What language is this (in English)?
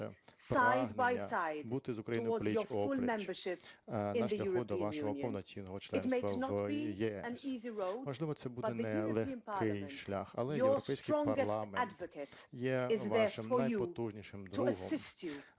Ukrainian